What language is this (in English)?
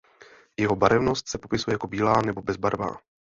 Czech